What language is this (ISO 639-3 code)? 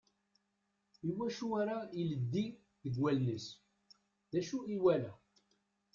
kab